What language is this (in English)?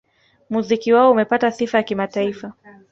Swahili